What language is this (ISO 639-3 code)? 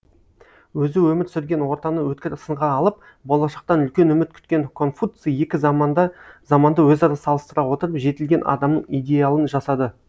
kaz